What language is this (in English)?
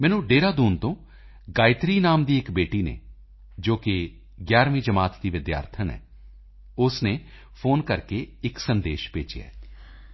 Punjabi